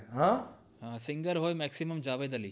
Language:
Gujarati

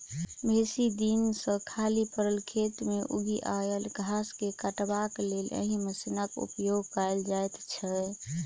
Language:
Maithili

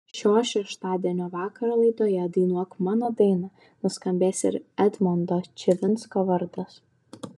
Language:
Lithuanian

